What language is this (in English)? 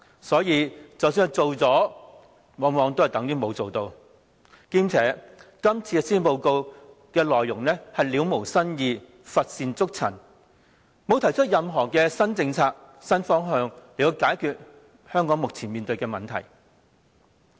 Cantonese